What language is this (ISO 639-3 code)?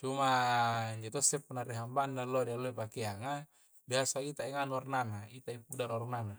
kjc